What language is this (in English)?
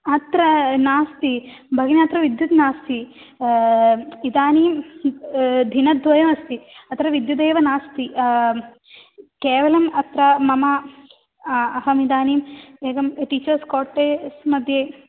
Sanskrit